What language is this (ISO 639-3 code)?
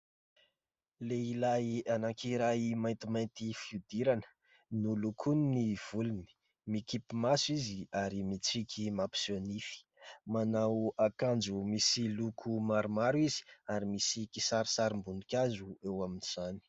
mlg